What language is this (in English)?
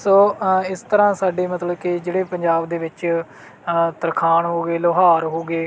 Punjabi